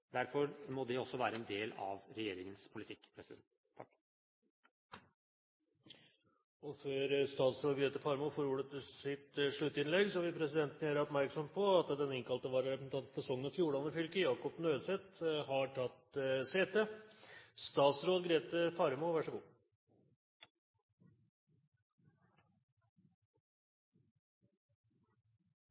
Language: Norwegian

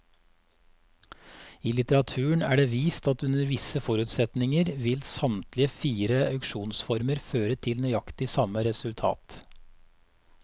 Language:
Norwegian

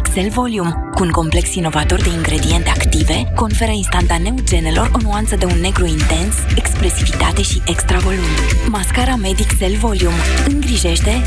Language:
Romanian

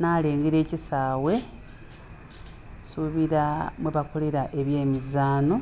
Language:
Soga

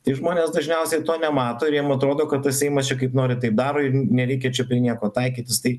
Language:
Lithuanian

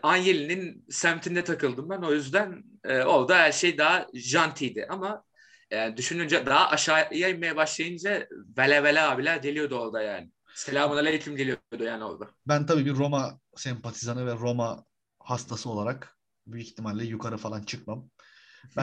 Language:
Turkish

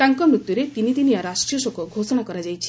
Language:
Odia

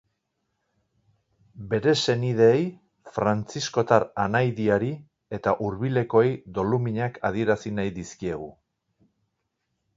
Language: Basque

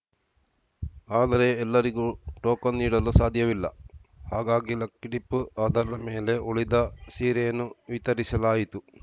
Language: Kannada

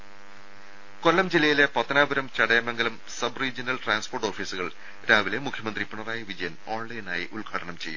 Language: Malayalam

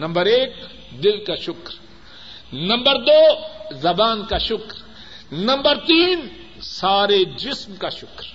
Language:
Urdu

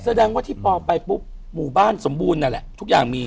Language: Thai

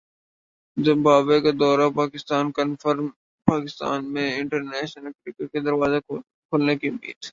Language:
Urdu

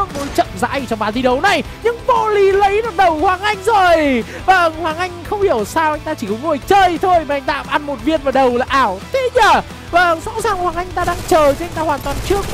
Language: Vietnamese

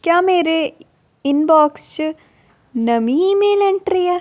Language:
Dogri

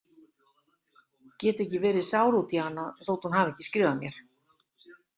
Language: Icelandic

